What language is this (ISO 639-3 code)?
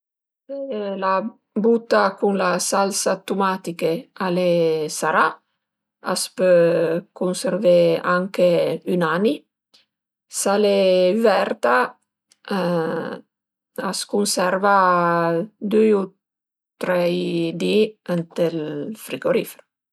pms